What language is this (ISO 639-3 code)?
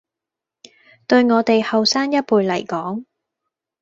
yue